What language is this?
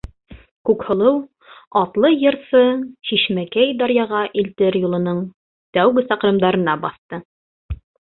Bashkir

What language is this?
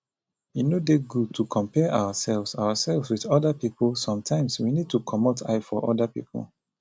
Nigerian Pidgin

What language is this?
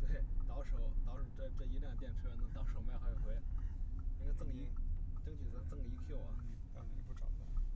Chinese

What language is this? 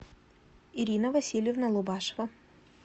Russian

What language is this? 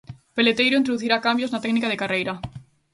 Galician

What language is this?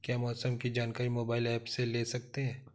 Hindi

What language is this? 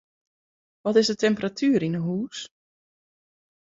Western Frisian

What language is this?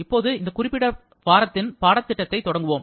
Tamil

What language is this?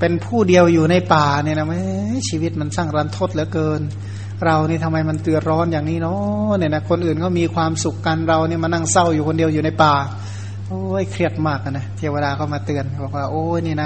Thai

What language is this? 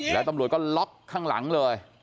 Thai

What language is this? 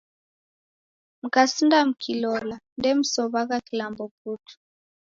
Taita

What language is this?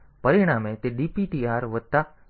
Gujarati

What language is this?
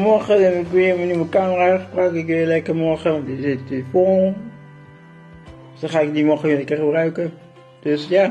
Dutch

